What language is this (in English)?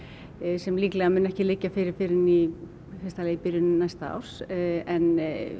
Icelandic